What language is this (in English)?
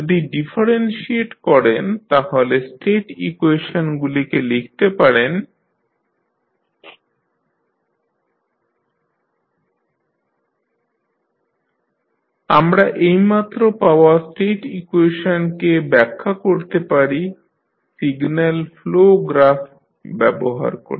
Bangla